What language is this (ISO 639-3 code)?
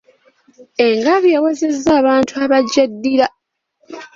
lug